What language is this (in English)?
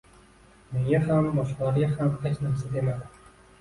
Uzbek